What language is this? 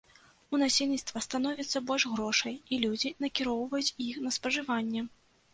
Belarusian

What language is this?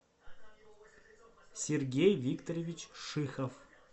Russian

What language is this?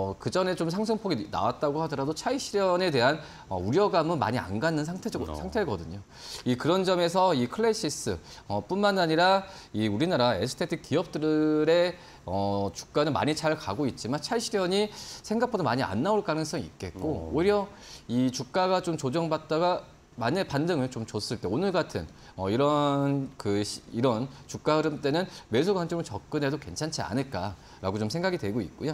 Korean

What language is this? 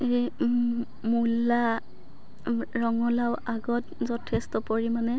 Assamese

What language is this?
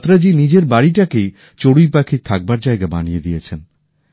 Bangla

